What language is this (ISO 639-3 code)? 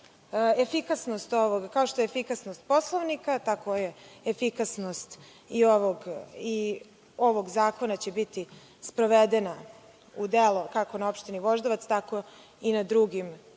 srp